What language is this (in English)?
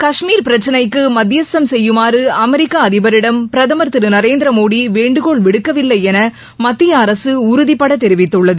Tamil